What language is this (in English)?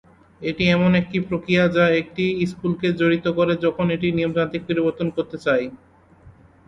Bangla